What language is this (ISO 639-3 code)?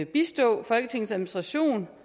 dan